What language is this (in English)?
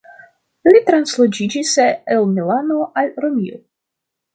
Esperanto